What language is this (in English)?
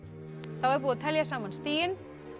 Icelandic